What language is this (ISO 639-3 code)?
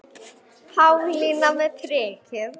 isl